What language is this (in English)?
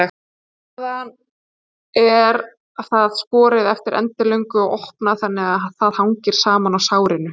Icelandic